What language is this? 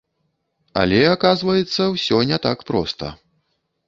Belarusian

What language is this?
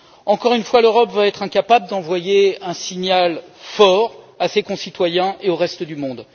French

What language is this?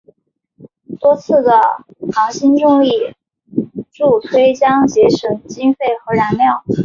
Chinese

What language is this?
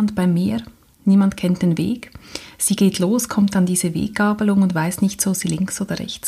German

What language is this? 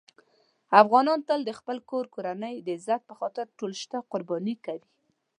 Pashto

